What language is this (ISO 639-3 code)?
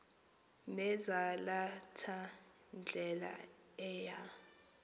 xho